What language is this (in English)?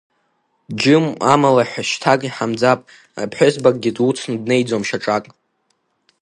Abkhazian